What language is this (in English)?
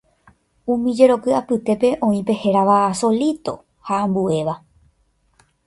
Guarani